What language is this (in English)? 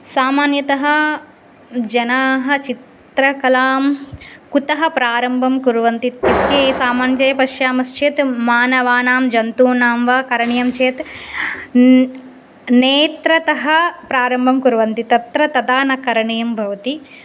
Sanskrit